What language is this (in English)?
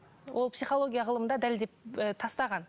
Kazakh